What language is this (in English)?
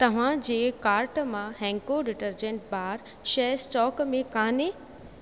Sindhi